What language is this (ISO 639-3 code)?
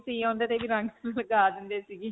pan